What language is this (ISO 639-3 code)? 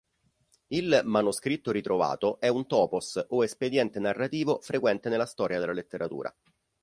ita